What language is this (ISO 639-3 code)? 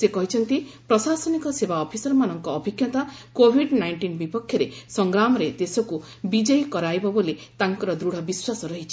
ori